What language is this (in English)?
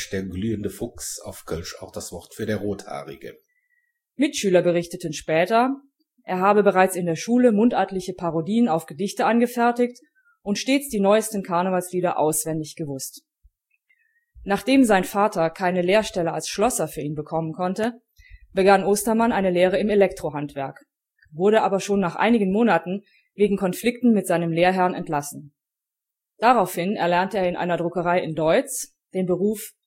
German